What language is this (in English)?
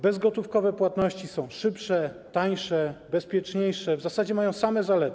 Polish